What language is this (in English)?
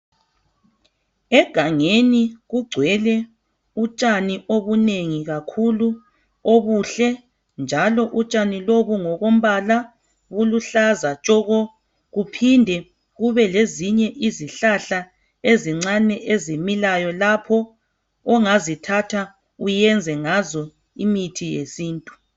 North Ndebele